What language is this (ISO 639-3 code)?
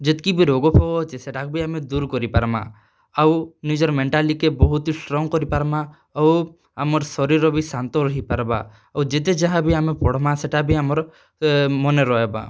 ori